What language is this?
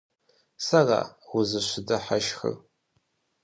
Kabardian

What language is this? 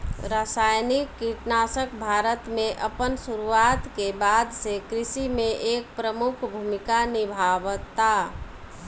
Bhojpuri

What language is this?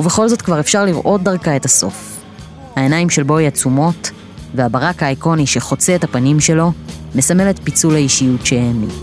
Hebrew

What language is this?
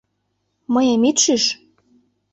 Mari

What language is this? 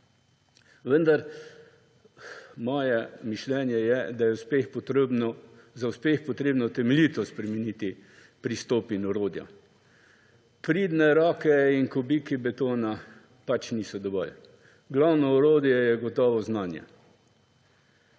Slovenian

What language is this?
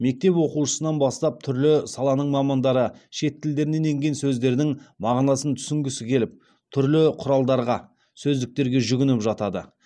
Kazakh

